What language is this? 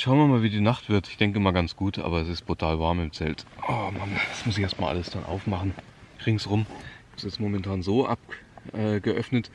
German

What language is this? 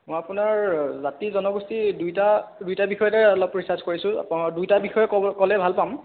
Assamese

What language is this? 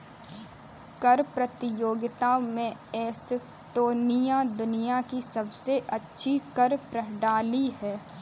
Hindi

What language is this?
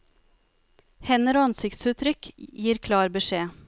Norwegian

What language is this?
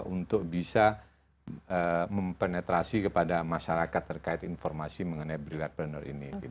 Indonesian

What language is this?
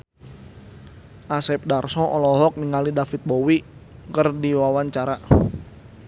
Sundanese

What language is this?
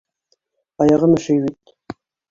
Bashkir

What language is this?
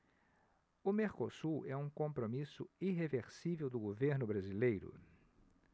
Portuguese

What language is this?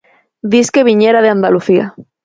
Galician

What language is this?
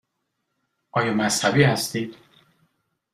Persian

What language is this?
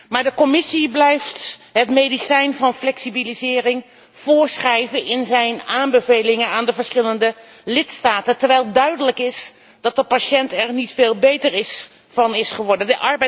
Dutch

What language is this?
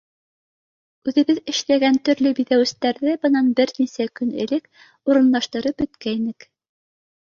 Bashkir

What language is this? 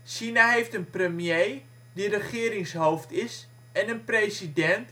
Dutch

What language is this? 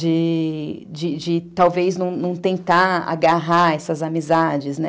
Portuguese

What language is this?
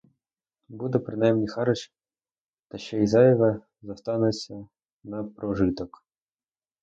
Ukrainian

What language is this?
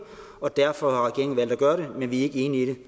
Danish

